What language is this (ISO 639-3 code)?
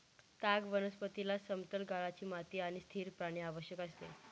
mar